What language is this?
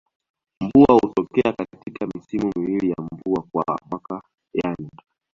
Swahili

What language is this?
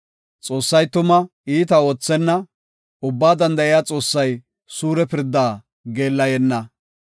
Gofa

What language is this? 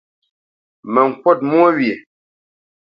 Bamenyam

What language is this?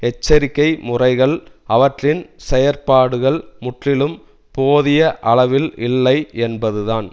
Tamil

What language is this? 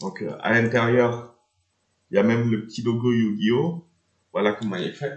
French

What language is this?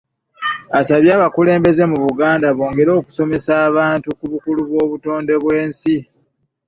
Ganda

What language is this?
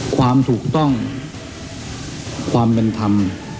Thai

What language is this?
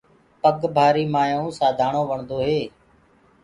Gurgula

